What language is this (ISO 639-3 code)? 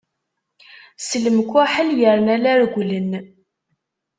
kab